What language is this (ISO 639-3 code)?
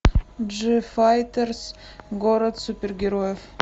rus